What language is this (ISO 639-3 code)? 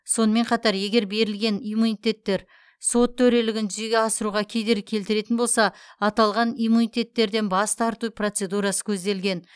kaz